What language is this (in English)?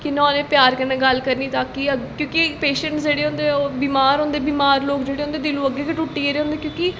Dogri